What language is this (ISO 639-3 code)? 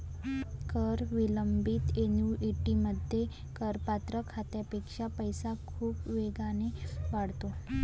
mar